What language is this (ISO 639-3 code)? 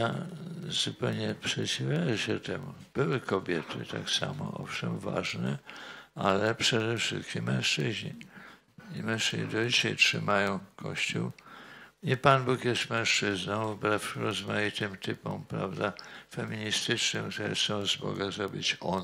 pol